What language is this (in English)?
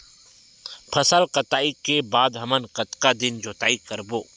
Chhattisgarhi